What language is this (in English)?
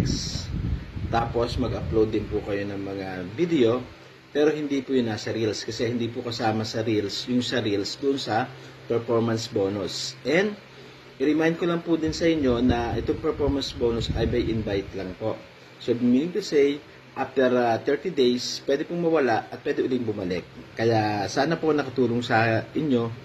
Filipino